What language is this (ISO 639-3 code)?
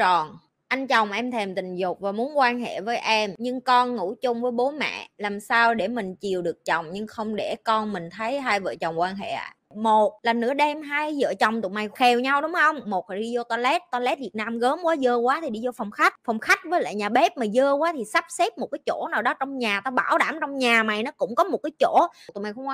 vie